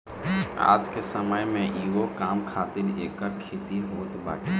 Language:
Bhojpuri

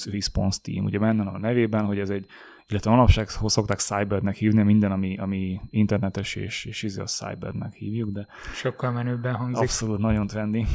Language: Hungarian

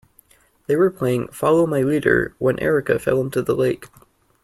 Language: English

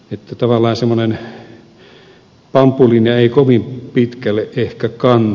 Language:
Finnish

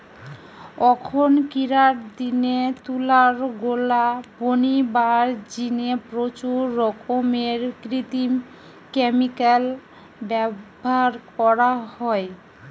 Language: Bangla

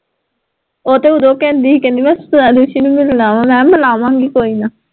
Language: Punjabi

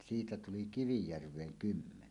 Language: Finnish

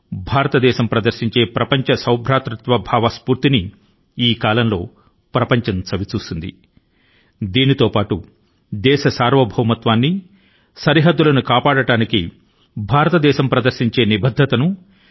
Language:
Telugu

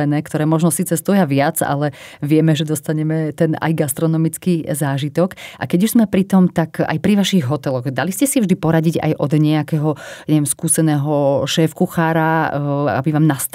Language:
Slovak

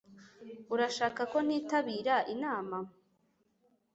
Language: Kinyarwanda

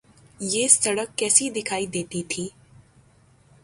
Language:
Urdu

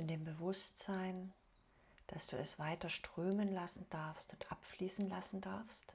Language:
German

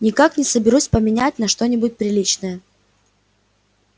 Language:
Russian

